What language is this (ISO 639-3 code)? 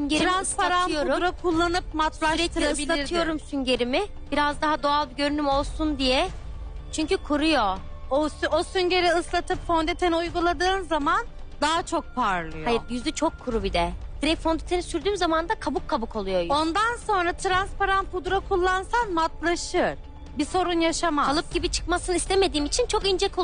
tur